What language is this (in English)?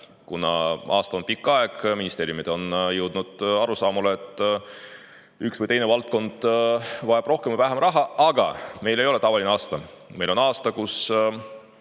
Estonian